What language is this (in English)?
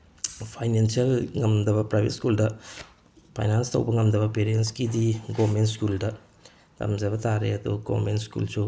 Manipuri